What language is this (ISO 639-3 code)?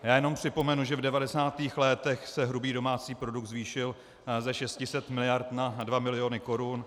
ces